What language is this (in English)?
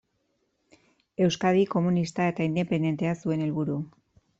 Basque